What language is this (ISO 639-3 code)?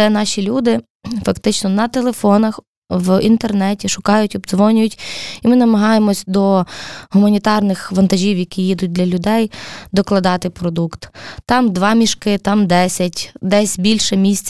ukr